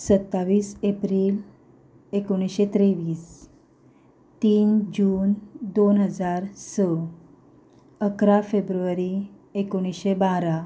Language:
Konkani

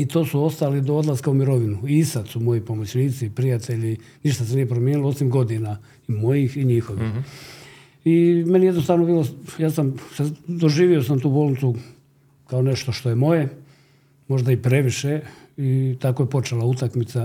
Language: Croatian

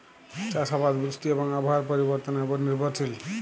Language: Bangla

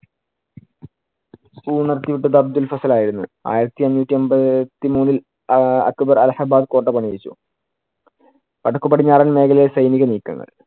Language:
Malayalam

